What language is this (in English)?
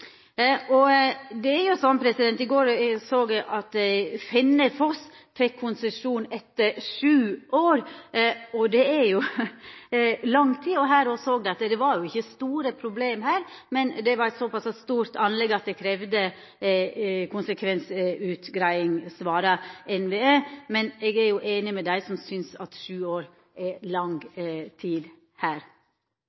Norwegian Nynorsk